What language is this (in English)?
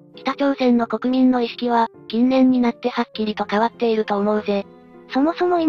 Japanese